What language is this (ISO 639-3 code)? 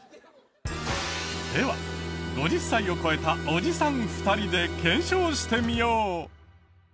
jpn